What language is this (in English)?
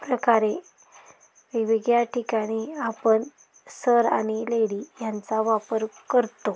Marathi